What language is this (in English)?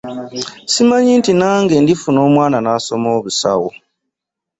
Ganda